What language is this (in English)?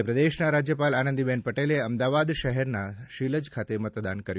Gujarati